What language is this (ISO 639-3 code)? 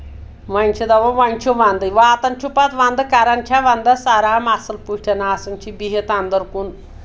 kas